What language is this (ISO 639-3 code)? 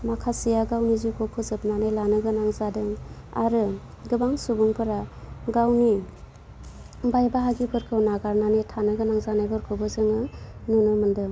brx